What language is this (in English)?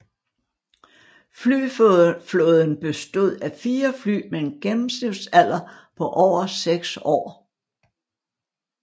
Danish